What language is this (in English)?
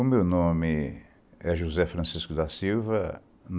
Portuguese